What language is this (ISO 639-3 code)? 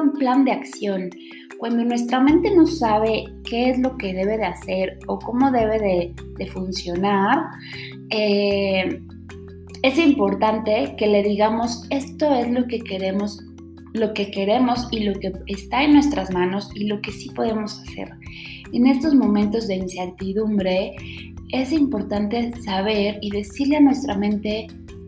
spa